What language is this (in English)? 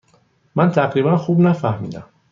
Persian